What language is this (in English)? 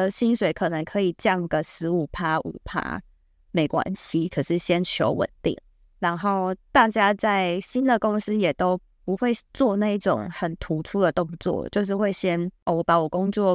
Chinese